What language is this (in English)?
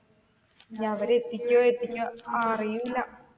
Malayalam